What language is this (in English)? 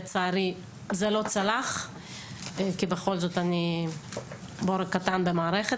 Hebrew